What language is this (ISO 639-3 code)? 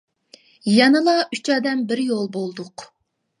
uig